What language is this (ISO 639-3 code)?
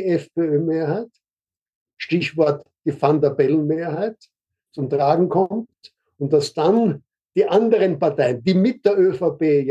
deu